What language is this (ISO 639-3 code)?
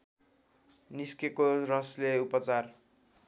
nep